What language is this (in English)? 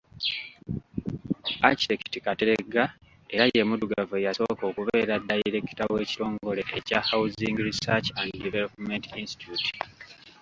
Ganda